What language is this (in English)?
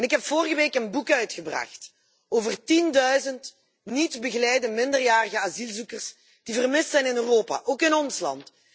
Dutch